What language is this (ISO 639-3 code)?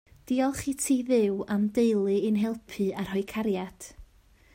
cym